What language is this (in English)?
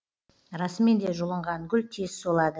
Kazakh